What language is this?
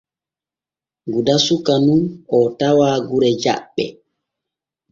Borgu Fulfulde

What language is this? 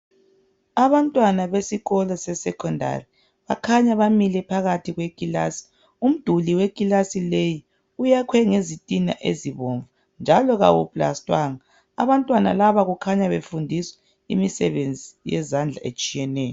North Ndebele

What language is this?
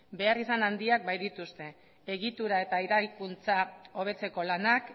Basque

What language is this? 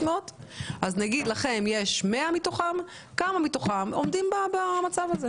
Hebrew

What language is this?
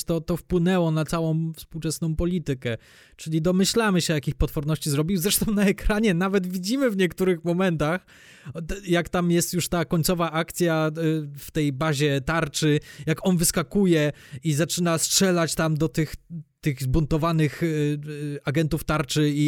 Polish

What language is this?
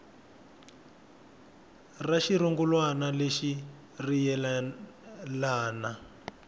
Tsonga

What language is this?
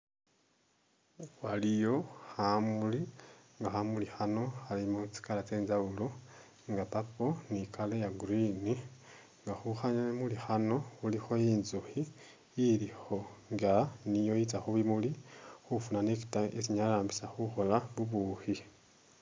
Masaaba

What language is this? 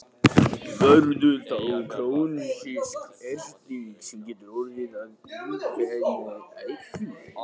Icelandic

